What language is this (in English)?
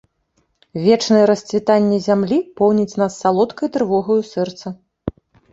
Belarusian